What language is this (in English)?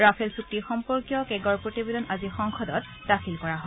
Assamese